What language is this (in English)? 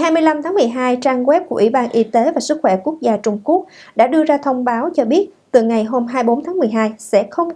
Vietnamese